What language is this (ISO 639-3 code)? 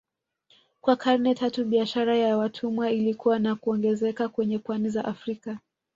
swa